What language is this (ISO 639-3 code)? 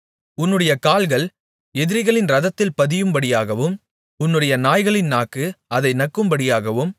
tam